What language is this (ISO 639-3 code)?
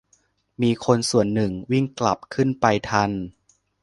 tha